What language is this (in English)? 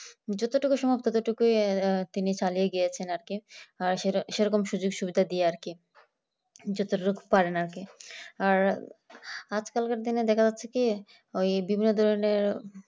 Bangla